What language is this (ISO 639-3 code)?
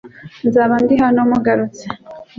kin